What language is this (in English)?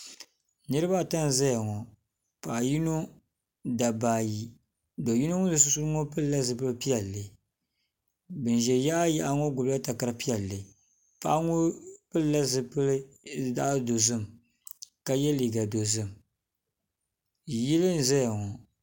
Dagbani